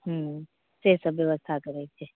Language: Maithili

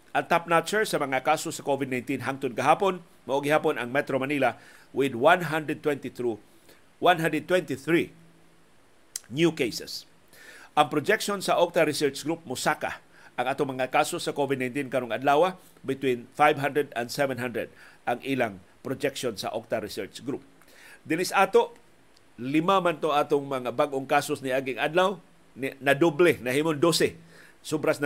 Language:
Filipino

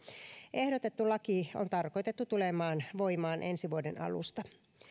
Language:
Finnish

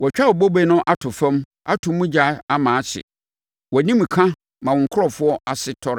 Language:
Akan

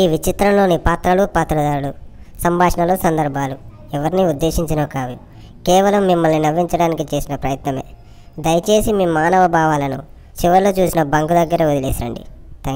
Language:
Indonesian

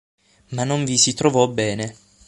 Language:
Italian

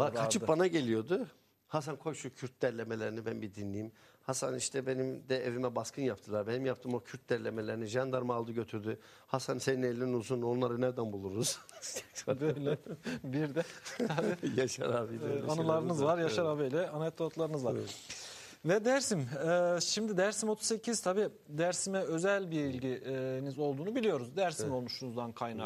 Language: Turkish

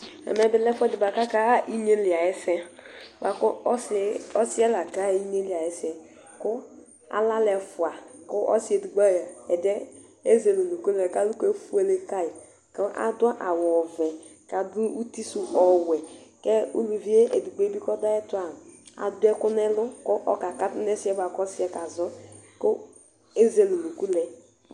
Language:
Ikposo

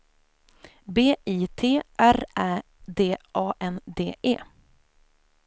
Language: Swedish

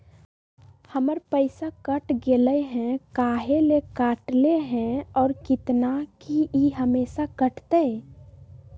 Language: Magahi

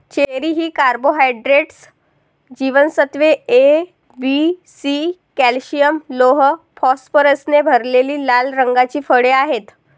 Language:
Marathi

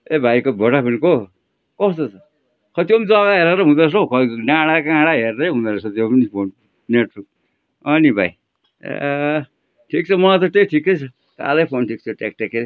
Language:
Nepali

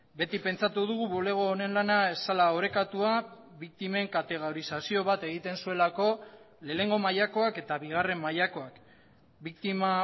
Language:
Basque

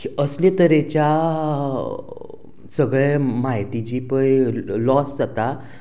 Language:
Konkani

